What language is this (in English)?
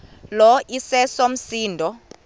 Xhosa